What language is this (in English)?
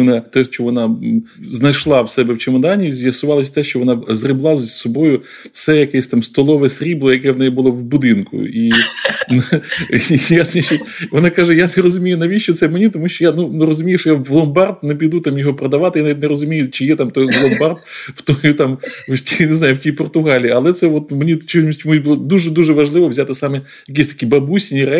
Ukrainian